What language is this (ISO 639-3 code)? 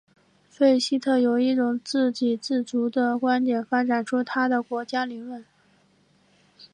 zho